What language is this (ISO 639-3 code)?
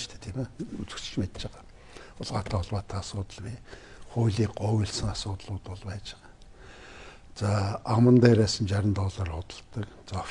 tur